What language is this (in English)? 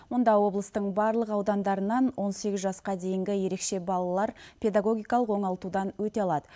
Kazakh